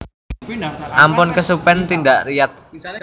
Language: Javanese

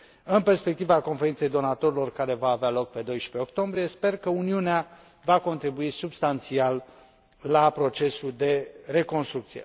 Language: Romanian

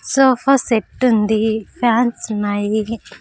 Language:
Telugu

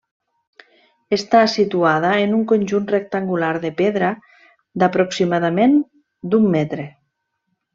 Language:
Catalan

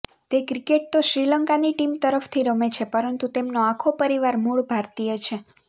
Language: Gujarati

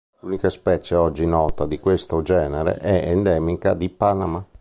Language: Italian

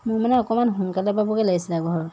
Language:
Assamese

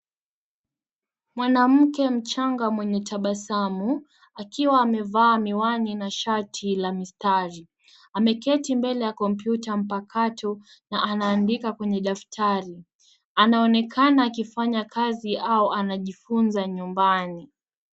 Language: Swahili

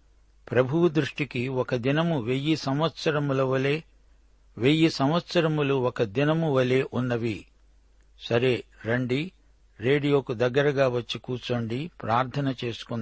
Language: Telugu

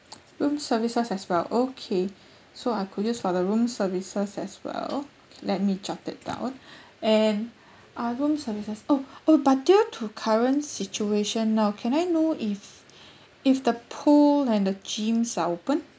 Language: English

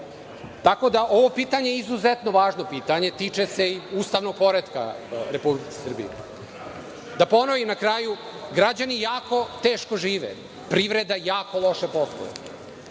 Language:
Serbian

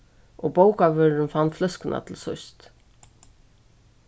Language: Faroese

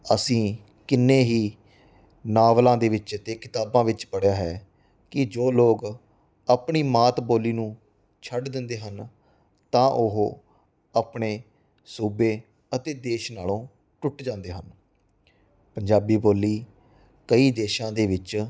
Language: Punjabi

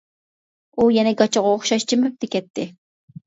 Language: Uyghur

